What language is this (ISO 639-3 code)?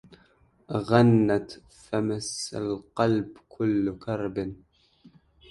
ara